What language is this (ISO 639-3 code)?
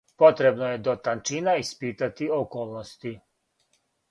srp